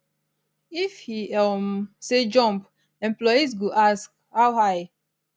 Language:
Nigerian Pidgin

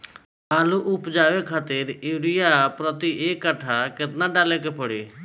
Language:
Bhojpuri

